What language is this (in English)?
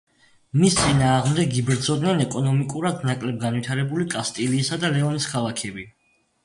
Georgian